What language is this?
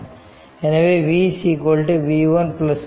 Tamil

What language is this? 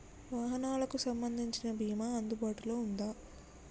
Telugu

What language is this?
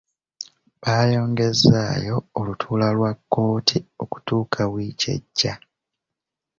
Ganda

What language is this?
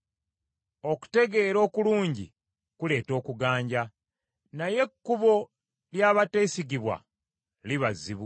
Ganda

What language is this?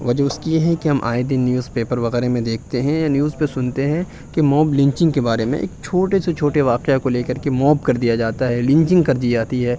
Urdu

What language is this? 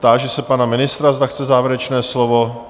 Czech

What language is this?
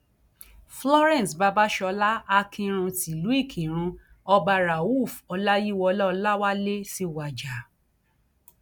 Yoruba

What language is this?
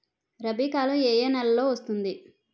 Telugu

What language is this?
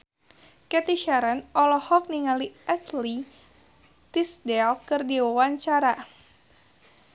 Sundanese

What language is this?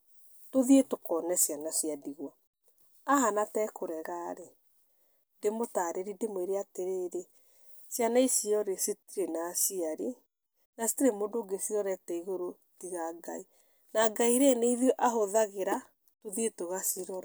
Kikuyu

